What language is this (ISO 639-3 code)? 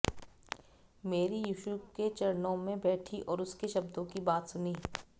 hin